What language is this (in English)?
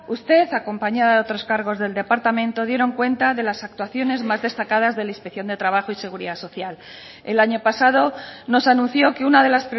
Spanish